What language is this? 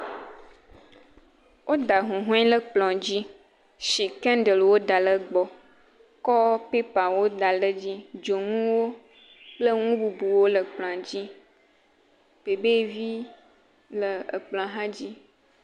Ewe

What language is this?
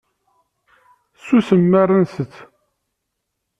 Kabyle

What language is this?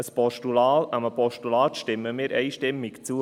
Swiss German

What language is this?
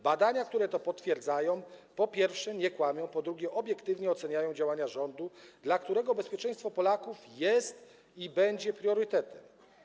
Polish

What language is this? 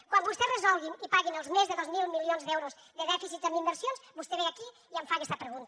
Catalan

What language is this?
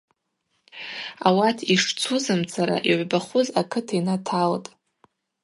Abaza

